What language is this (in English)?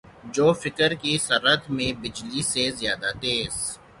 Urdu